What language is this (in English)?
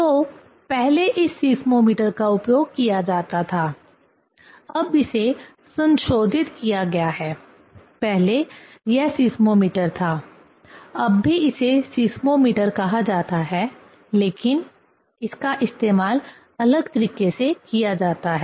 Hindi